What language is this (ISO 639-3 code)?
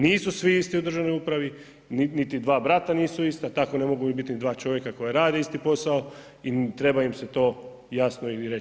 hrv